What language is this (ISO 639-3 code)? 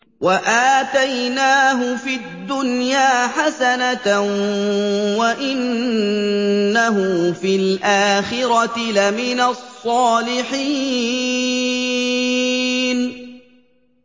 ara